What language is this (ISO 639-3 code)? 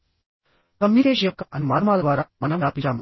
tel